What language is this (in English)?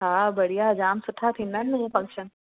Sindhi